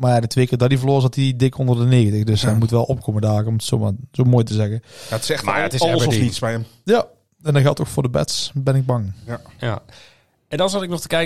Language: Dutch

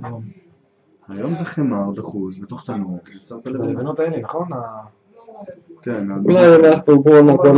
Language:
Hebrew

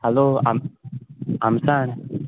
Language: Konkani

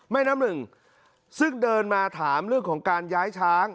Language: Thai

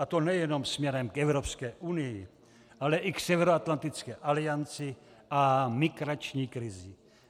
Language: Czech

